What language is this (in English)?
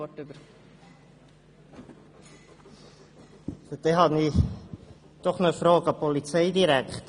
Swiss German